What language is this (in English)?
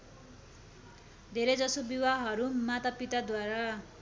Nepali